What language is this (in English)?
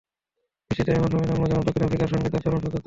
Bangla